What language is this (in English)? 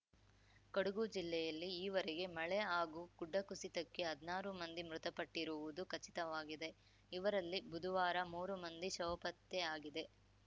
Kannada